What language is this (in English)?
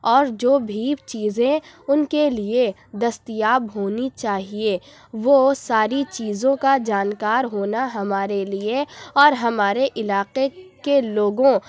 Urdu